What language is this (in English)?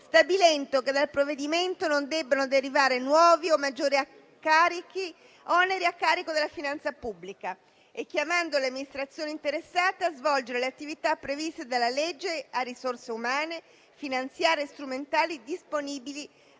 Italian